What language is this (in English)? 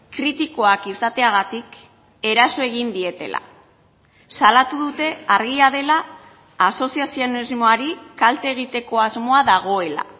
Basque